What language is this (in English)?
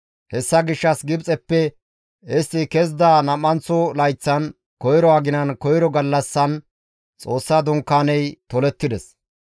Gamo